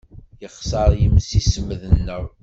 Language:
Kabyle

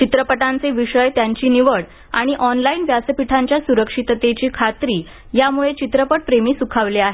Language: Marathi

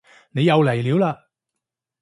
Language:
Cantonese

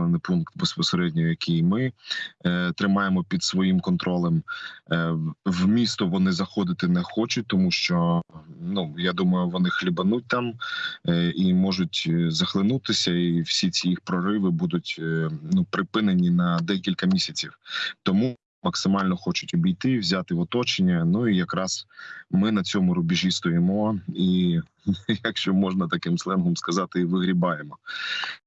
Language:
Ukrainian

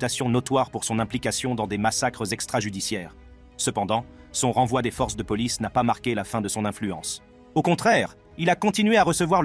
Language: French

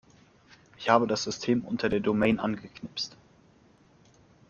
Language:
German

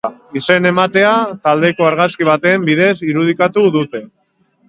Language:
Basque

